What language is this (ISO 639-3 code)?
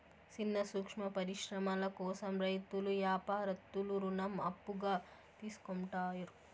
tel